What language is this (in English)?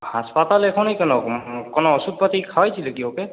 Bangla